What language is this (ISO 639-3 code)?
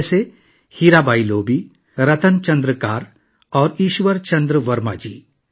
urd